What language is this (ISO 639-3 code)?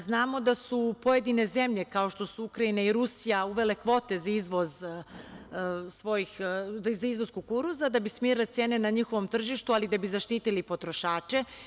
srp